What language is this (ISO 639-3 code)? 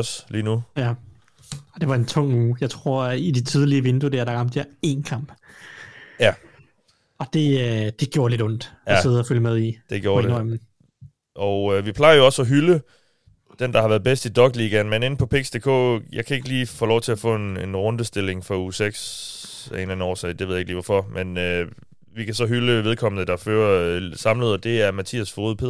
dan